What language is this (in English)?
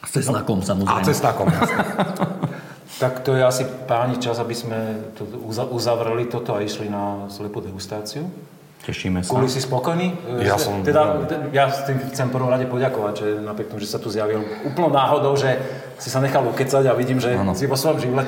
Slovak